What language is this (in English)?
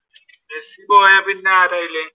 Malayalam